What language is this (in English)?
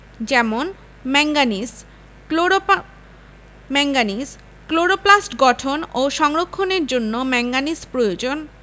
Bangla